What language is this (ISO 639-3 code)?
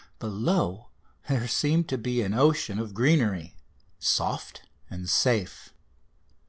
eng